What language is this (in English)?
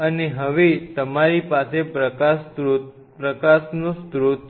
Gujarati